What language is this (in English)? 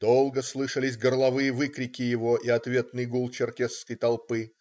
Russian